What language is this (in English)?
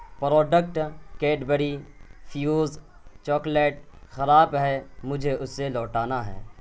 Urdu